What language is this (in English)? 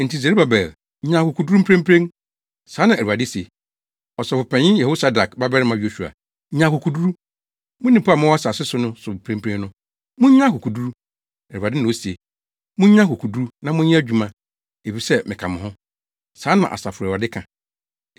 Akan